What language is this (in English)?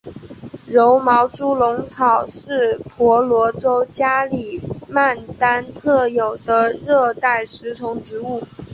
Chinese